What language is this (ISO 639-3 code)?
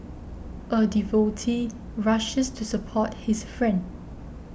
eng